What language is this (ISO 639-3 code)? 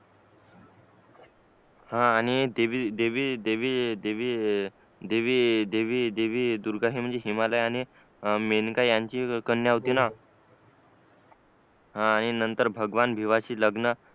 mar